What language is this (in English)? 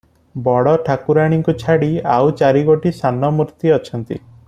Odia